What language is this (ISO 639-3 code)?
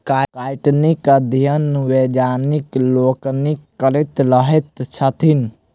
mai